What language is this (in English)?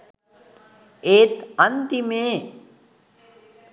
Sinhala